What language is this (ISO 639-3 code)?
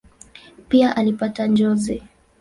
swa